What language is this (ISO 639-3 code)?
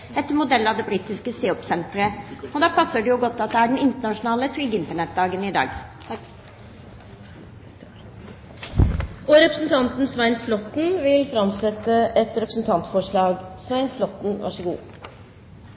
nor